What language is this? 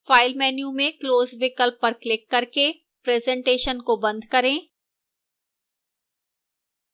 Hindi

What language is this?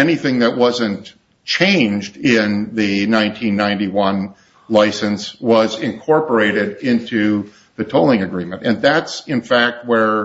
English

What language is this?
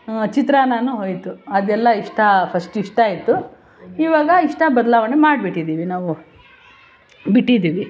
Kannada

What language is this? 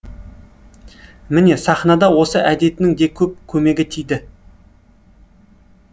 Kazakh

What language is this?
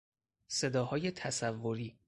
Persian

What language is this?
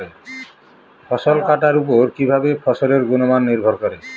Bangla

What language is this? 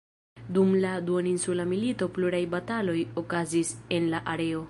Esperanto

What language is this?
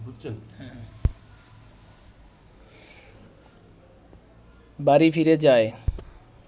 Bangla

